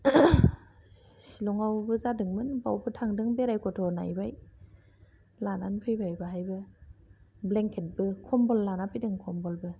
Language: Bodo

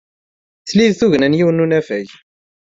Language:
Kabyle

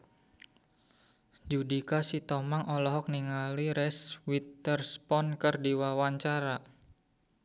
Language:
Sundanese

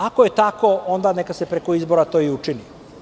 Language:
Serbian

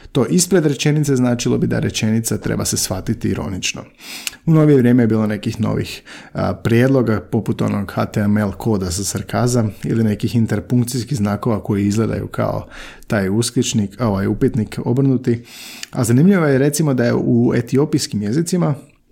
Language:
Croatian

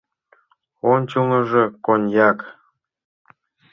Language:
Mari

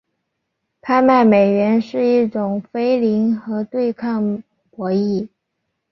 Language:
Chinese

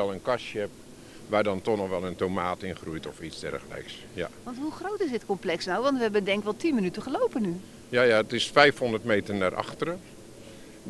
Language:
Dutch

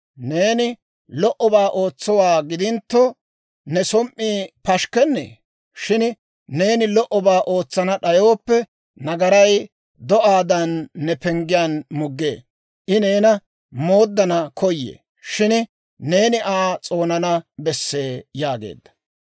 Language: Dawro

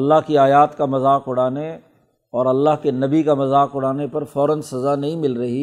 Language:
Urdu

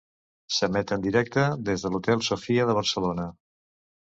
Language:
Catalan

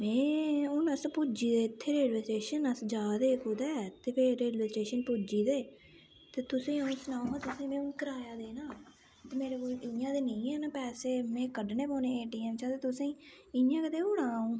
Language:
Dogri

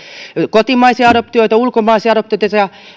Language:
Finnish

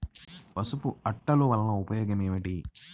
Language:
Telugu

